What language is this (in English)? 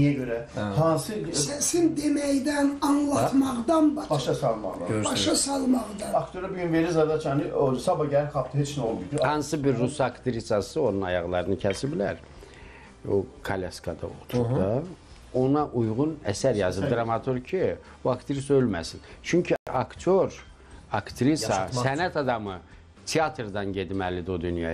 Turkish